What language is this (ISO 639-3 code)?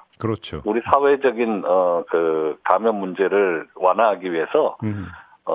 kor